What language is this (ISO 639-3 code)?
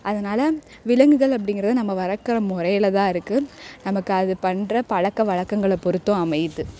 tam